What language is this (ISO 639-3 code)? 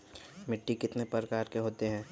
mag